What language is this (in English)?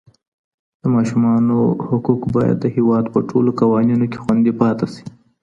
Pashto